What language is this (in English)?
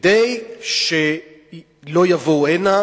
Hebrew